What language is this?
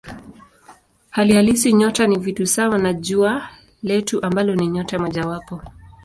Swahili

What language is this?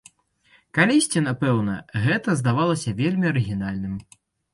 Belarusian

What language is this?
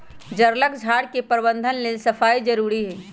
Magahi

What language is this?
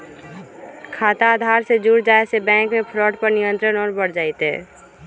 Magahi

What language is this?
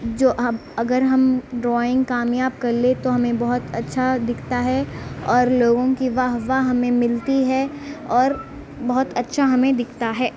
Urdu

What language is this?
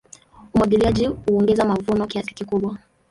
Swahili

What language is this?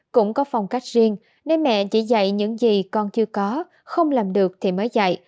Vietnamese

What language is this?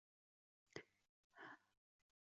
Chinese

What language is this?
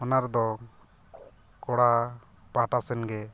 Santali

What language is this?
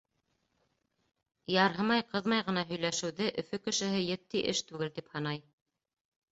Bashkir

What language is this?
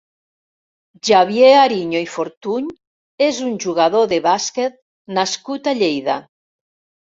Catalan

